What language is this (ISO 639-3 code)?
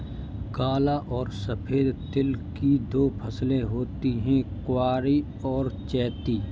hin